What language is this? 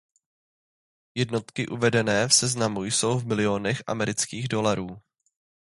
Czech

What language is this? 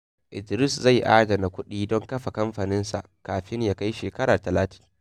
Hausa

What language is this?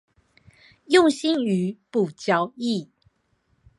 Chinese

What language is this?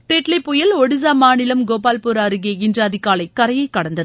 Tamil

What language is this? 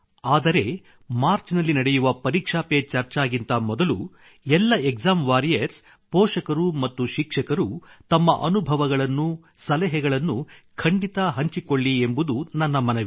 Kannada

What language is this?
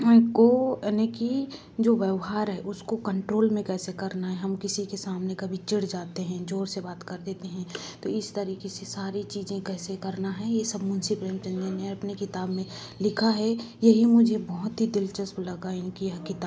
Hindi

